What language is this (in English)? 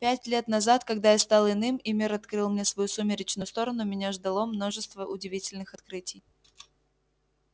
Russian